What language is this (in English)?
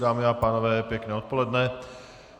Czech